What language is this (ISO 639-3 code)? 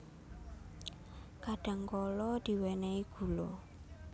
jav